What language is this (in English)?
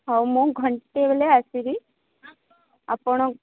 Odia